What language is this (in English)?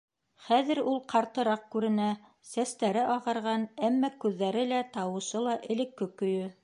Bashkir